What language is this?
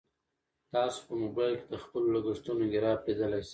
Pashto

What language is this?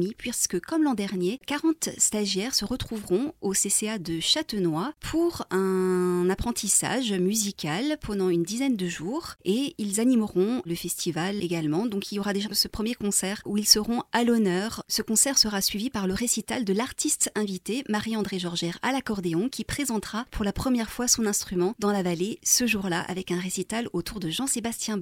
French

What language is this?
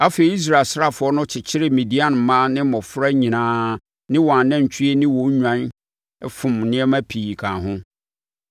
Akan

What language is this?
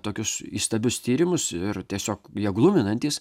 Lithuanian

